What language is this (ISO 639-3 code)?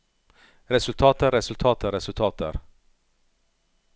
nor